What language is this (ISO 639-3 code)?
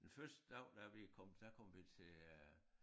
dan